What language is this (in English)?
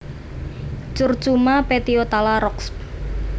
Javanese